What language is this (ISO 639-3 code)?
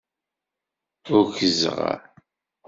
kab